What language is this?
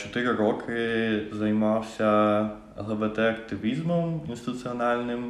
Ukrainian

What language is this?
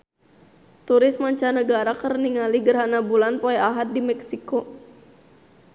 Sundanese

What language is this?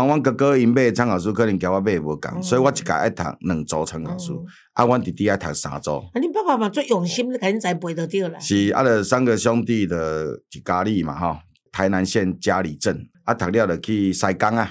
Chinese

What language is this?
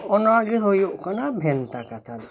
Santali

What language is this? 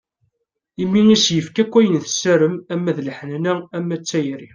Kabyle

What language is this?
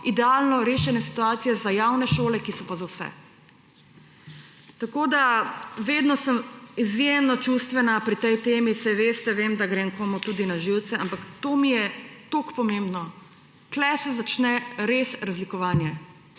Slovenian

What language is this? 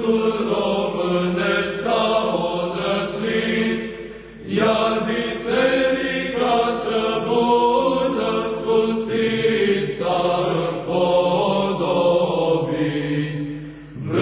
Romanian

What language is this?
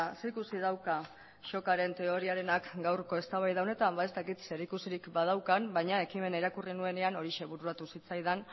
Basque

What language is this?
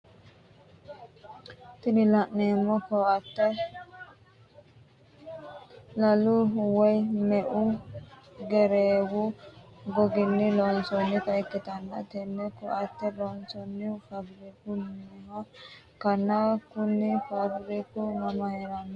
Sidamo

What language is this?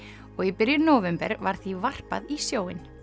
Icelandic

